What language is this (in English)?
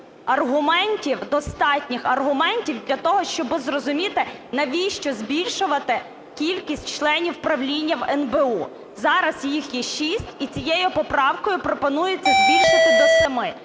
Ukrainian